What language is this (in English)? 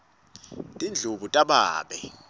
Swati